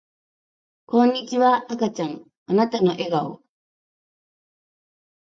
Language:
Japanese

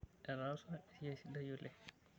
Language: Masai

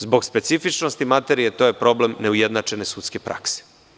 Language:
Serbian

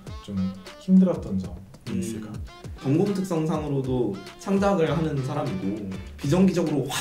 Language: Korean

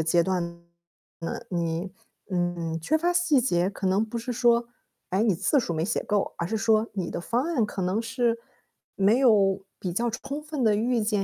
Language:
Chinese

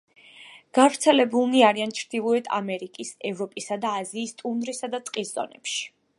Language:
Georgian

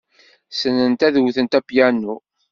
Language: Kabyle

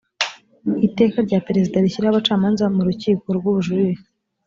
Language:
Kinyarwanda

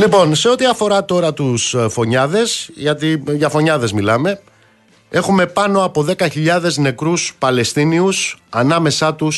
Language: Greek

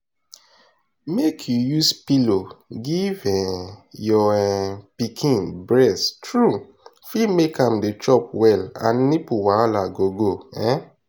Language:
Nigerian Pidgin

